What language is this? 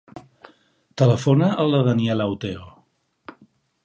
Catalan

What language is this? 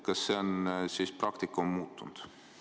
Estonian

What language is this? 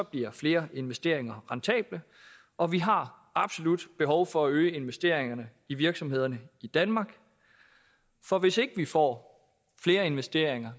Danish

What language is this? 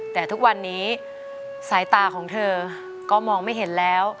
Thai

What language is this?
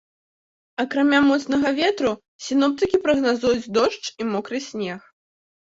Belarusian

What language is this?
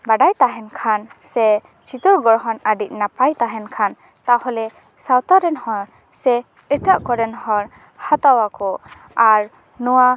Santali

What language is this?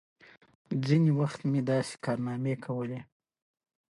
Pashto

